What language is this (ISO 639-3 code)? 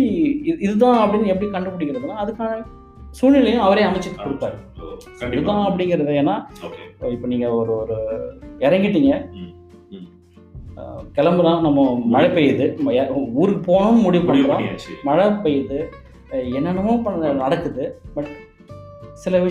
tam